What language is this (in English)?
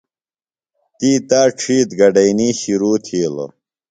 Phalura